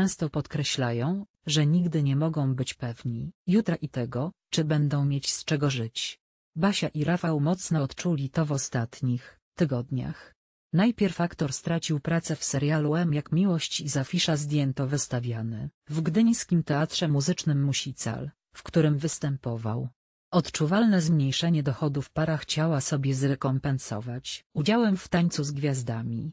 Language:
Polish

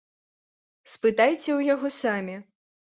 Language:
Belarusian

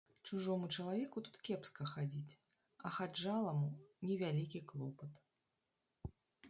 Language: Belarusian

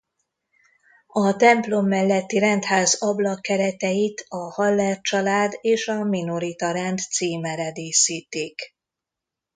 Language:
Hungarian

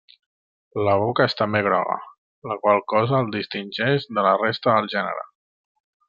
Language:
Catalan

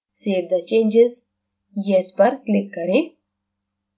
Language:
Hindi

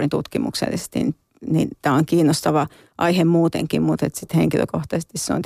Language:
Finnish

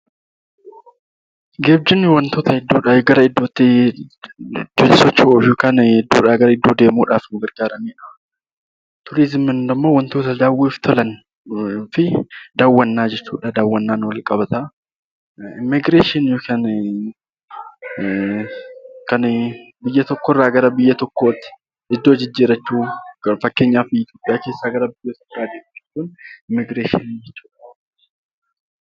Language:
Oromo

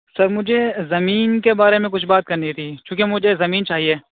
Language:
Urdu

